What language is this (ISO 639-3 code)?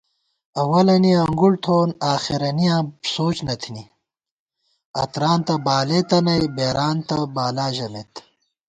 gwt